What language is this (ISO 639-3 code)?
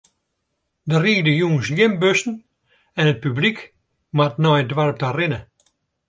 fry